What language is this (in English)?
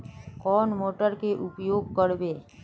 Magahi